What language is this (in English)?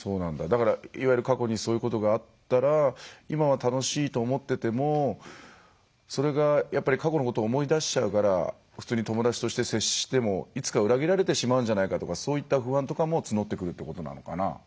Japanese